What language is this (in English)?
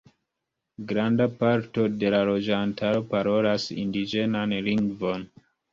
Esperanto